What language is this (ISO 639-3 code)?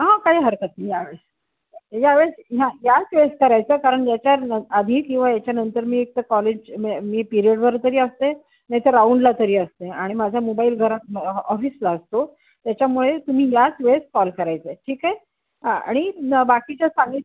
mar